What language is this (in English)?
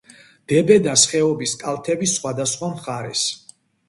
Georgian